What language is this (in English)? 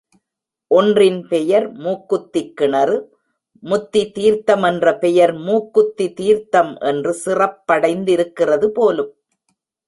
Tamil